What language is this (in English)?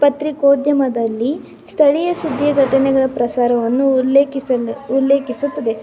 Kannada